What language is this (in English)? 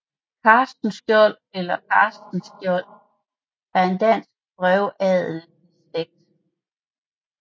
Danish